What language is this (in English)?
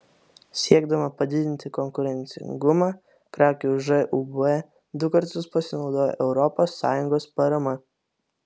Lithuanian